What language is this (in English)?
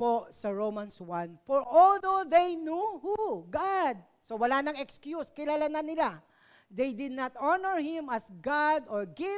Filipino